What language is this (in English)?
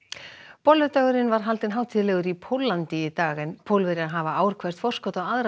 Icelandic